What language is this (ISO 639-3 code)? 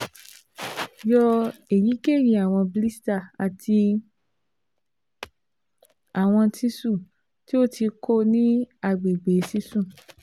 yor